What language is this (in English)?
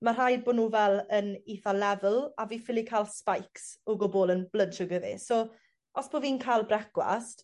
Welsh